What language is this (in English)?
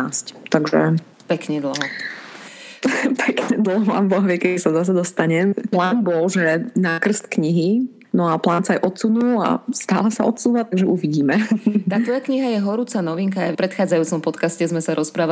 Slovak